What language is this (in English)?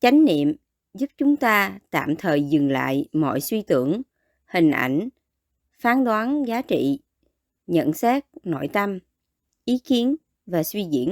Vietnamese